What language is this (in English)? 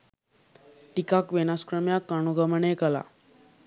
Sinhala